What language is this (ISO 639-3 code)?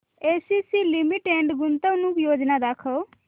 mar